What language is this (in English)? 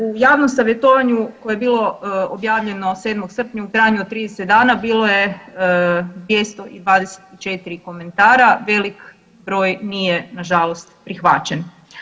Croatian